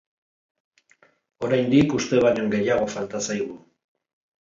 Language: Basque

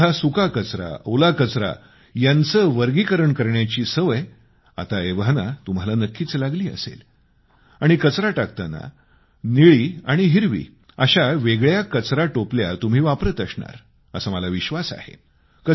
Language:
Marathi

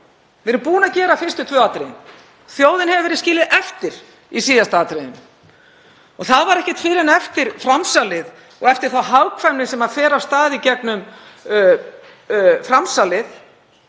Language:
Icelandic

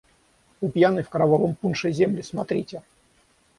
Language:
Russian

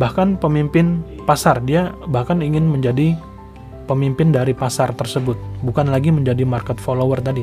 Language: Indonesian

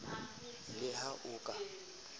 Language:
Southern Sotho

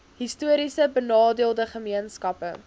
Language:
Afrikaans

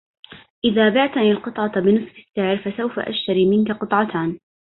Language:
Arabic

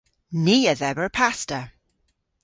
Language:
Cornish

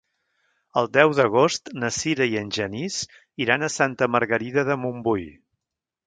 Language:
Catalan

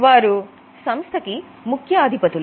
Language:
Telugu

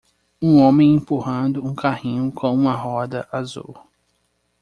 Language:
Portuguese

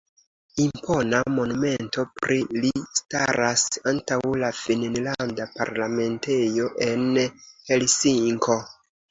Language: Esperanto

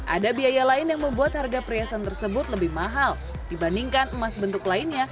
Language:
Indonesian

